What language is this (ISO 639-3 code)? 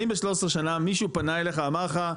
heb